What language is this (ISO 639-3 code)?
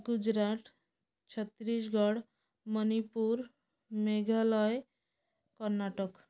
ori